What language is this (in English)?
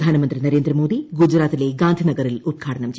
Malayalam